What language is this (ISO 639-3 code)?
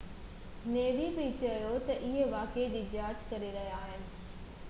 snd